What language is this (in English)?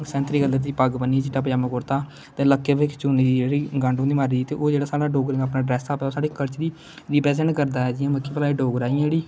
Dogri